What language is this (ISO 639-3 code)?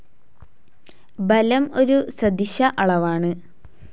mal